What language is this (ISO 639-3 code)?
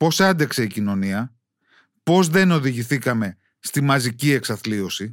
ell